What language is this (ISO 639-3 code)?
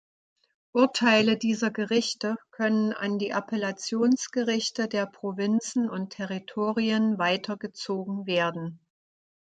deu